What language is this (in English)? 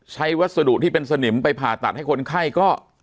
Thai